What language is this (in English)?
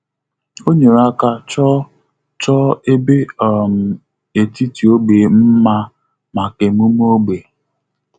Igbo